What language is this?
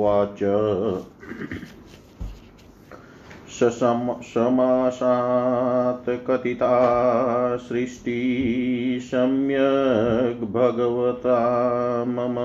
Hindi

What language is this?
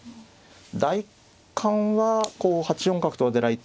Japanese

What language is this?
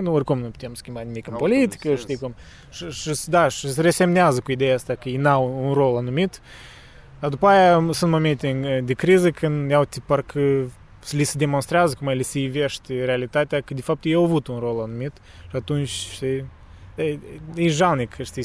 Romanian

